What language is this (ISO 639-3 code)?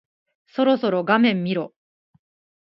jpn